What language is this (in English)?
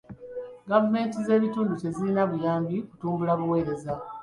Ganda